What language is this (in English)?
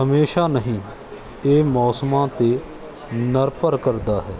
Punjabi